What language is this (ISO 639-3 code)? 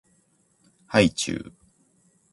jpn